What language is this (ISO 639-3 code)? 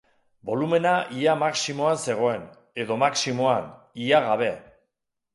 eus